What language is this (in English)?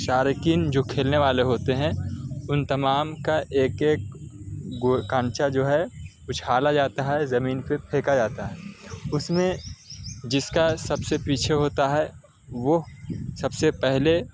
Urdu